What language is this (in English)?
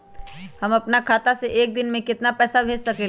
Magahi